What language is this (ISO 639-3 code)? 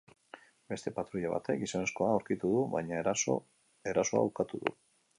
eus